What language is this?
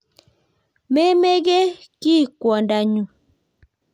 Kalenjin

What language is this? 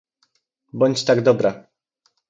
Polish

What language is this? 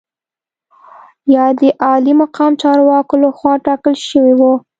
Pashto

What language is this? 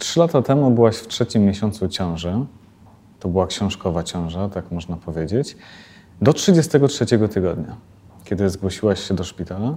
Polish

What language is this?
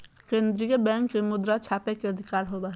Magahi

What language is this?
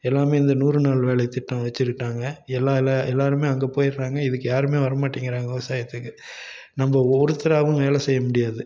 Tamil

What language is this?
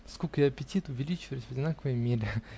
Russian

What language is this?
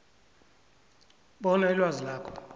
South Ndebele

